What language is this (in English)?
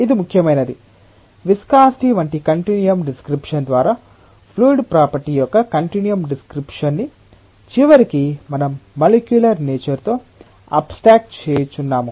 Telugu